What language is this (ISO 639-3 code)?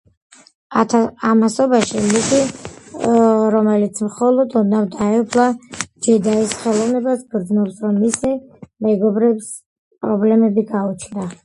kat